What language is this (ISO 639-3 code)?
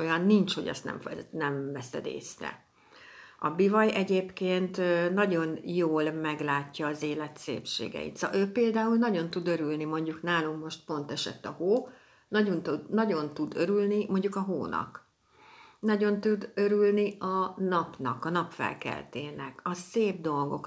hun